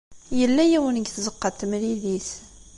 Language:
Kabyle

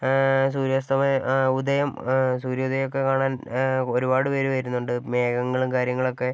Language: Malayalam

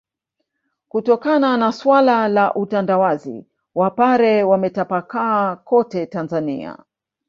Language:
Swahili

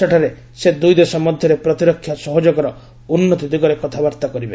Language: Odia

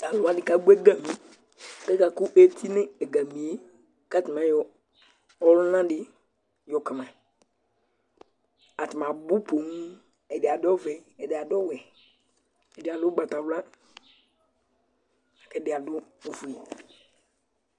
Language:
Ikposo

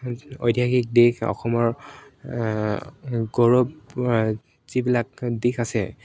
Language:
Assamese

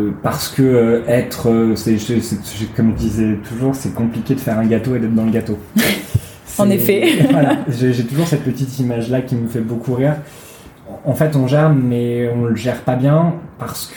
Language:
French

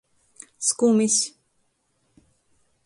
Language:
Latgalian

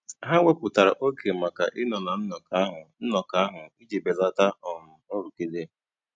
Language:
Igbo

